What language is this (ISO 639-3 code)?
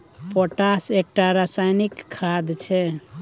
mai